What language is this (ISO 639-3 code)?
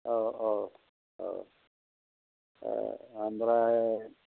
brx